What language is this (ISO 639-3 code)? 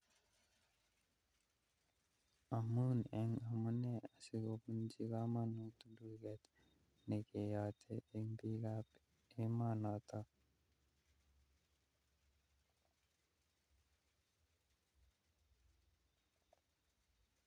kln